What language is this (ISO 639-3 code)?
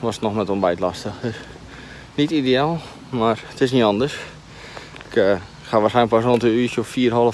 nld